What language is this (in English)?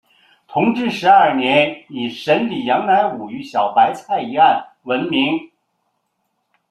Chinese